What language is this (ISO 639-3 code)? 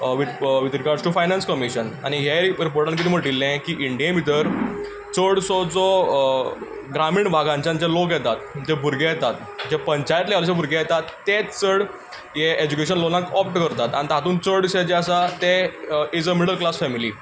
kok